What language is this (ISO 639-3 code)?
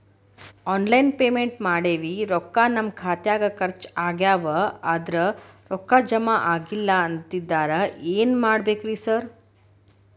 kan